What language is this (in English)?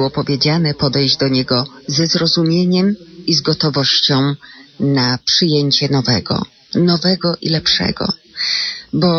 Polish